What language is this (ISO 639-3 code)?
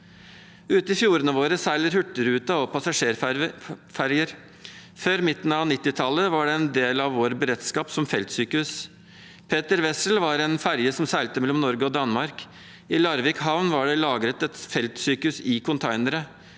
nor